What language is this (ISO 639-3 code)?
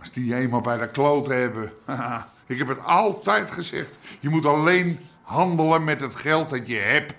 nld